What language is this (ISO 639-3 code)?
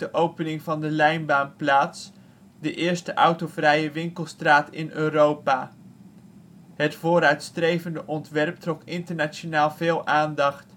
nld